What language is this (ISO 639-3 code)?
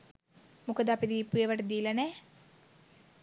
sin